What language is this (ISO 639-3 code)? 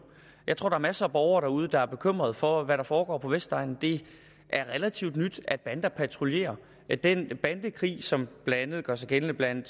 dan